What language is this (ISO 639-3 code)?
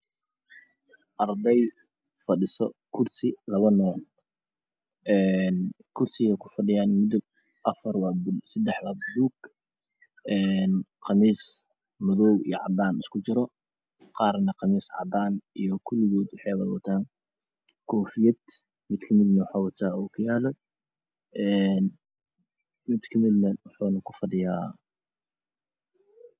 som